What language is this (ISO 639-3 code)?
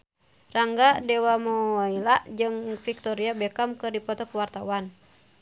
sun